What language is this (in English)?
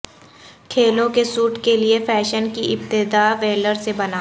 Urdu